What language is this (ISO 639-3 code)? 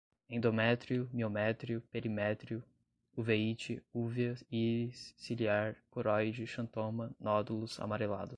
por